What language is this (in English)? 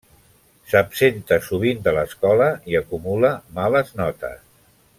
Catalan